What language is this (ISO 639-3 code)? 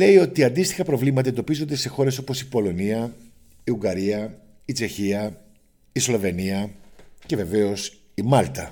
ell